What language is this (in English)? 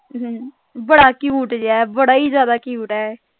Punjabi